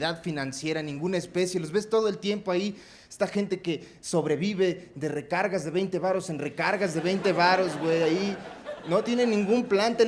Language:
Spanish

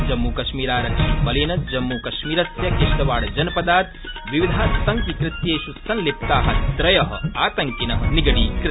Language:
Sanskrit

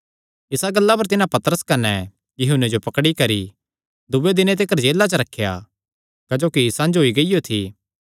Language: Kangri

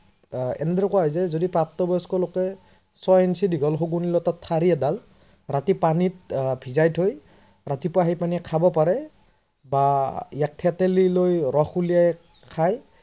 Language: Assamese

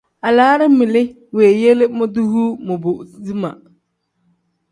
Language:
Tem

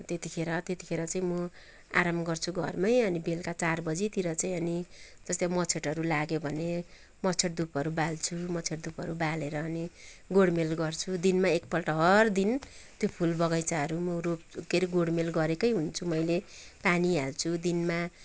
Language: Nepali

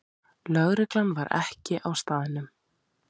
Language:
Icelandic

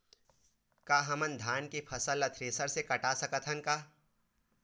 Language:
Chhattisgarhi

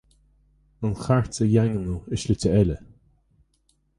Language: Irish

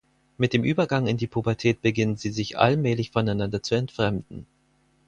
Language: German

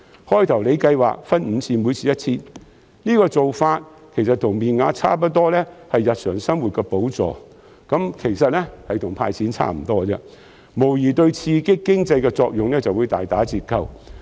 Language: Cantonese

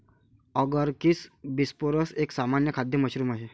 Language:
Marathi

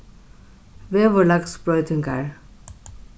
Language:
Faroese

